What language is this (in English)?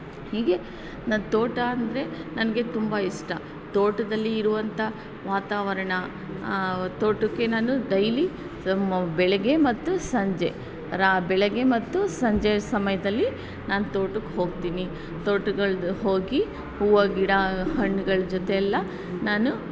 Kannada